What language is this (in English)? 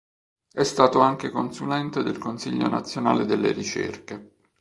Italian